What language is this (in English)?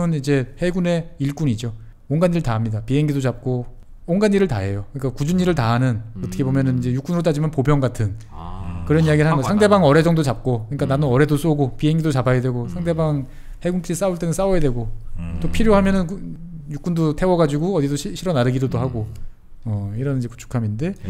Korean